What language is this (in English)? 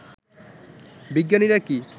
Bangla